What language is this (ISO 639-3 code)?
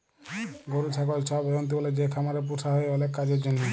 ben